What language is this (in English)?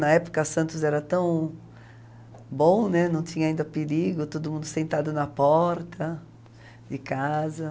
Portuguese